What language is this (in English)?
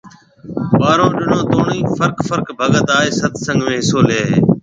Marwari (Pakistan)